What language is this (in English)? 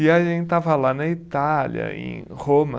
Portuguese